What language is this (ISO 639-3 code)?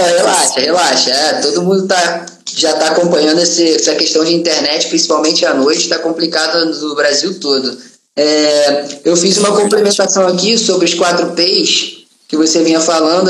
por